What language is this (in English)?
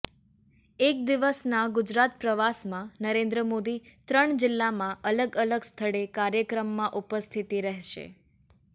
Gujarati